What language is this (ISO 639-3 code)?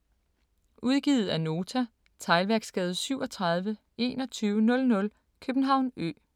dan